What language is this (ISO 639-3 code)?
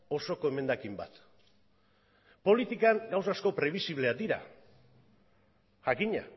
eus